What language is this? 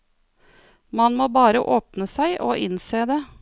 Norwegian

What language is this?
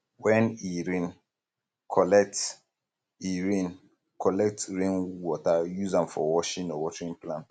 Nigerian Pidgin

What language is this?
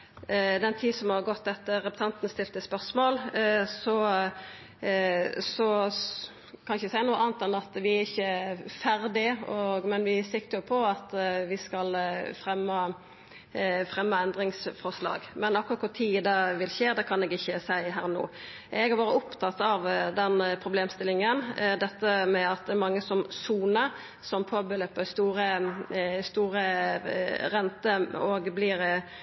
Norwegian Nynorsk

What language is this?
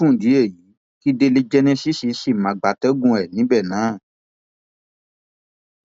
Yoruba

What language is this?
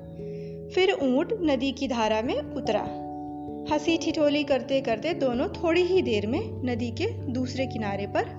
Hindi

